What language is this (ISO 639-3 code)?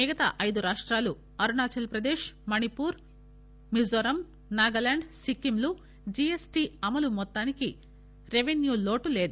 tel